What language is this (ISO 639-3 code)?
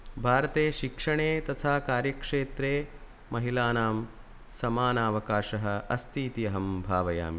san